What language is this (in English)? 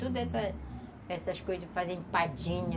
Portuguese